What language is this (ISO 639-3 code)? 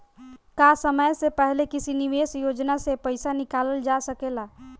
bho